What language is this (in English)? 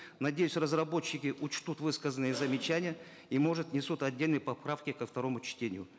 Kazakh